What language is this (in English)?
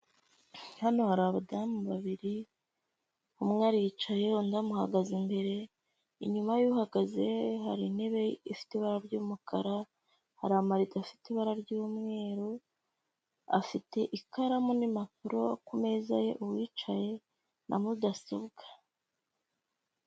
Kinyarwanda